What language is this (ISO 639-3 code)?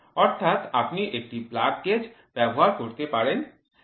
ben